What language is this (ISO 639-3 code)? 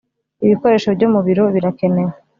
kin